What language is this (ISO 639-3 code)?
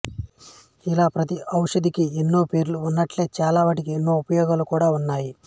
tel